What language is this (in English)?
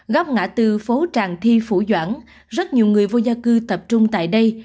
Vietnamese